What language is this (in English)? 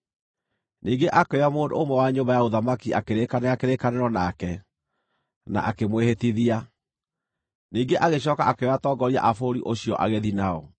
Kikuyu